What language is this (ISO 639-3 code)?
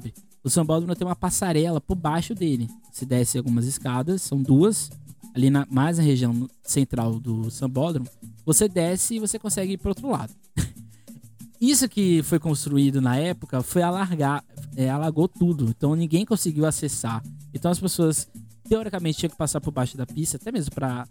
por